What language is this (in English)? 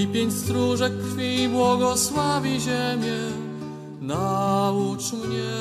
Polish